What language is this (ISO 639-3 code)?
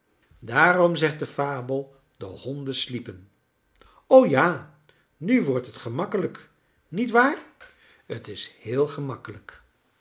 nld